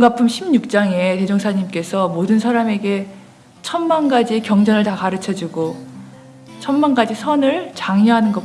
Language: Korean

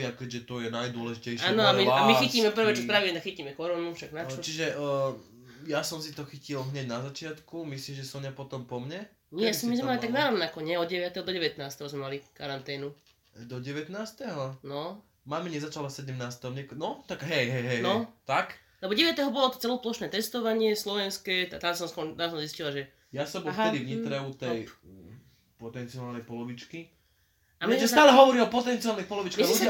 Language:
Slovak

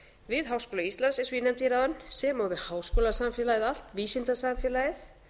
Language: Icelandic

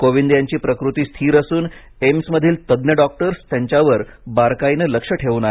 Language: Marathi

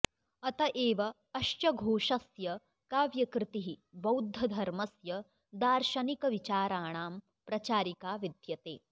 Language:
Sanskrit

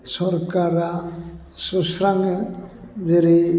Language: Bodo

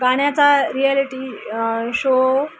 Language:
Marathi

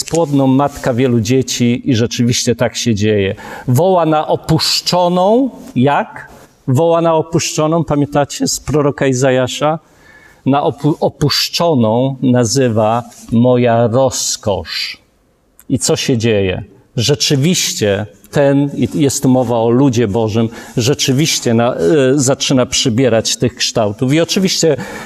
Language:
Polish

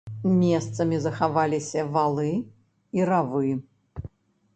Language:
Belarusian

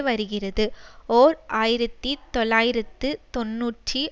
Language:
Tamil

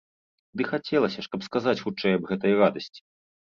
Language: Belarusian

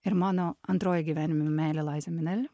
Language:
Lithuanian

